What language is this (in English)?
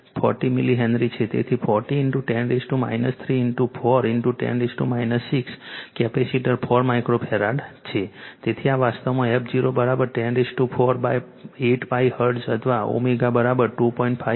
Gujarati